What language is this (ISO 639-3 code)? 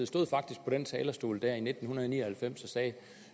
dan